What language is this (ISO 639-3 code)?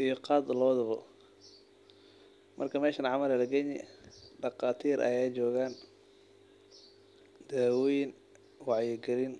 som